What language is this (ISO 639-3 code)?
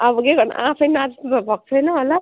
nep